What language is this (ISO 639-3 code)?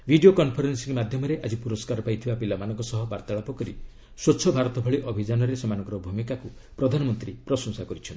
ori